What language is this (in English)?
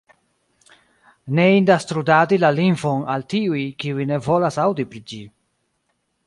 Esperanto